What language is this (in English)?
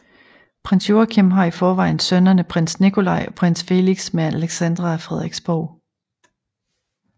Danish